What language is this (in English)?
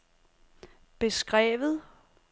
Danish